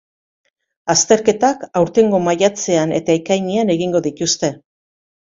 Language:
Basque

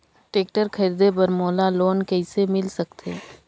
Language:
Chhattisgarhi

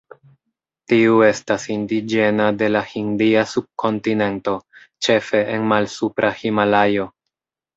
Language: Esperanto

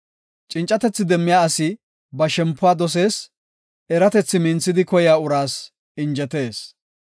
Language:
Gofa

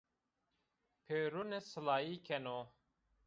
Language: Zaza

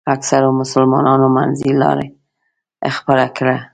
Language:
Pashto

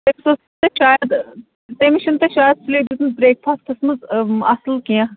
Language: Kashmiri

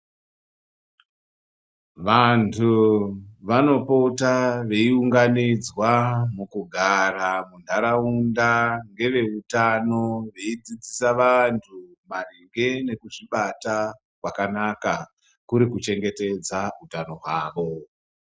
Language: Ndau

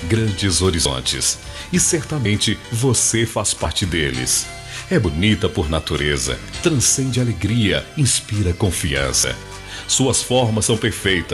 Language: Portuguese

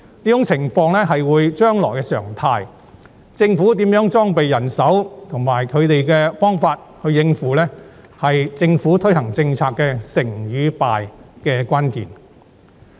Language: Cantonese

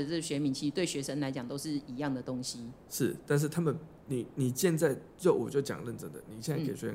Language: Chinese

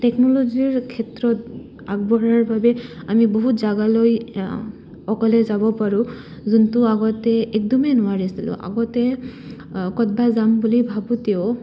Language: Assamese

